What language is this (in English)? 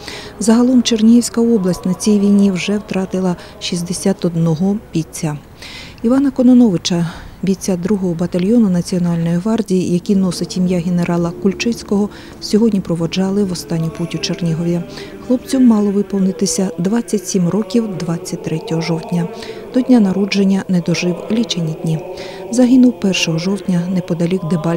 Ukrainian